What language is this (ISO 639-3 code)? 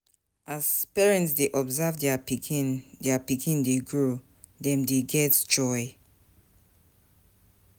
pcm